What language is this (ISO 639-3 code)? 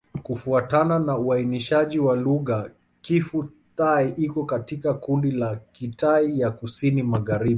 swa